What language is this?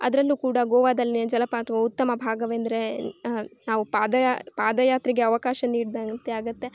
Kannada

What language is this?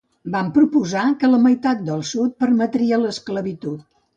Catalan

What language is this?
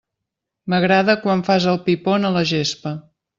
Catalan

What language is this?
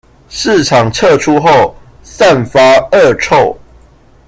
Chinese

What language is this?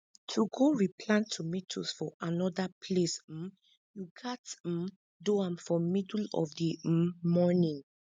Nigerian Pidgin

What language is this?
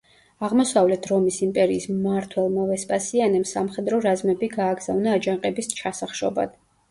Georgian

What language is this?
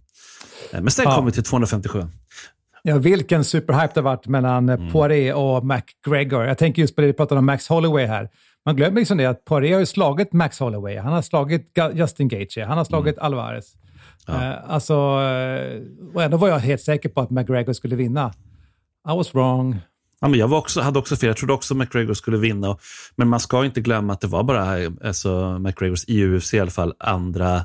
Swedish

